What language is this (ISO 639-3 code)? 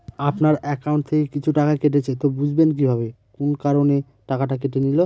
ben